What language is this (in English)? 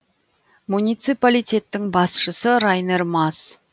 Kazakh